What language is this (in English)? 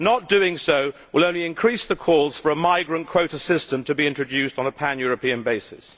English